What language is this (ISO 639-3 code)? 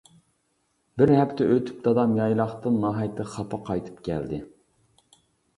uig